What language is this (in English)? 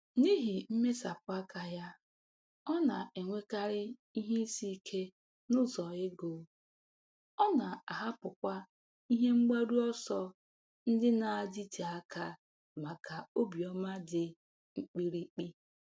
Igbo